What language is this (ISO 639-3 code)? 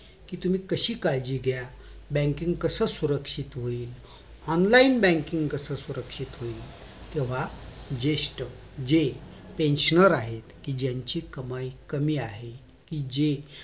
mar